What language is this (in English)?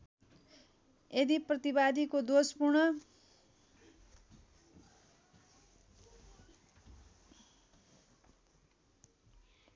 Nepali